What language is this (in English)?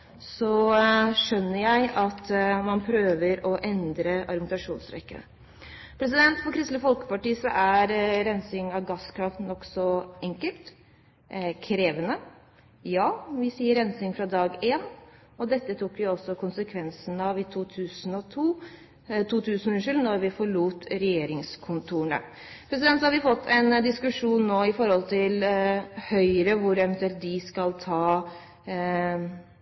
Norwegian Bokmål